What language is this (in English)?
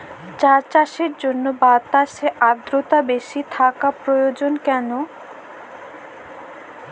Bangla